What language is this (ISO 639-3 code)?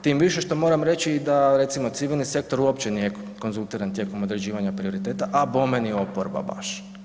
hrv